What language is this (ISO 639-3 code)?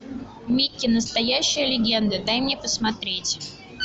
rus